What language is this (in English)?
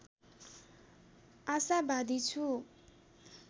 Nepali